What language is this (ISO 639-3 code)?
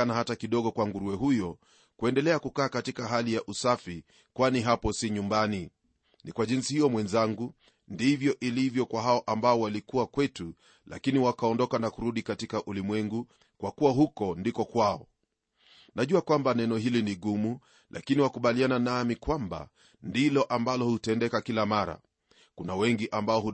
swa